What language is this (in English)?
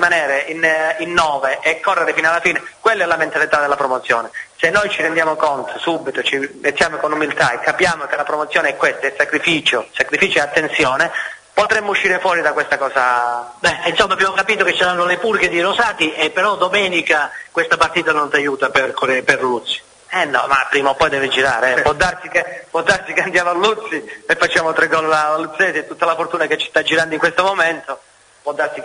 Italian